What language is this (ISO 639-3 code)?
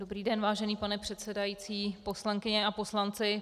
ces